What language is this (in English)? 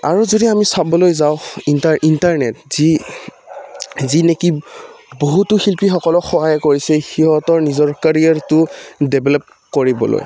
Assamese